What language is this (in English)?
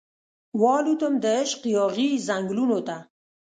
Pashto